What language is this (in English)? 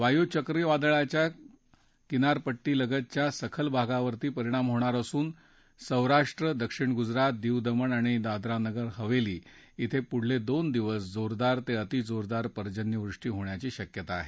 Marathi